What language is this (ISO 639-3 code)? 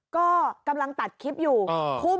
tha